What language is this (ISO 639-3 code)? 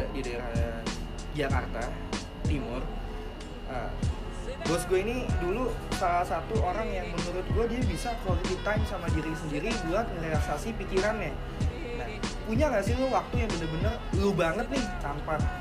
ind